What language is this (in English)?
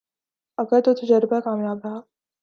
Urdu